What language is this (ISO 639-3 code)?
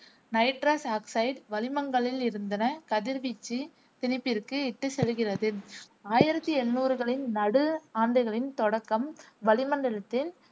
tam